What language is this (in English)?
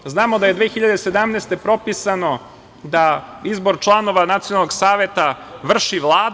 Serbian